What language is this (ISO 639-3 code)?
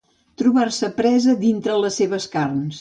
cat